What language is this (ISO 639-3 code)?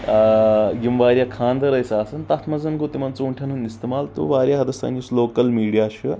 kas